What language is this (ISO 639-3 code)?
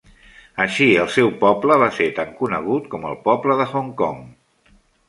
cat